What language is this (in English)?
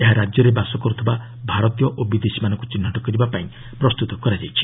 Odia